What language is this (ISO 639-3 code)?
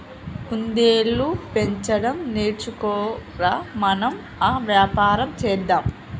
tel